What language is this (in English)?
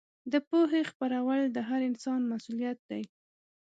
Pashto